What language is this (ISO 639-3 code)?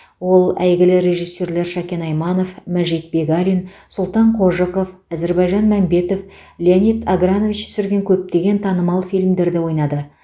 kaz